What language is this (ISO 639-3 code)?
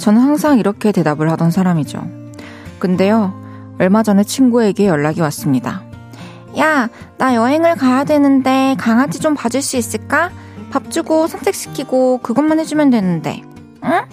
kor